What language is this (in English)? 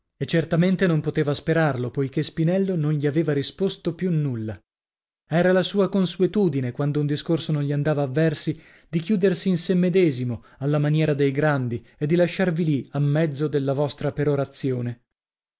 Italian